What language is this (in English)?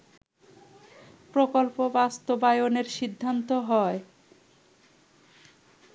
Bangla